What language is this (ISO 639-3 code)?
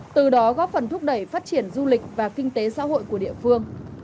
vie